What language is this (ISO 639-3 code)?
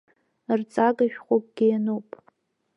abk